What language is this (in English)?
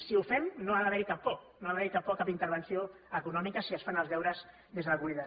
Catalan